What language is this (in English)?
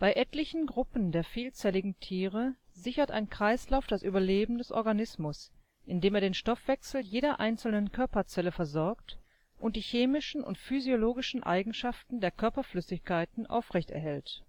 German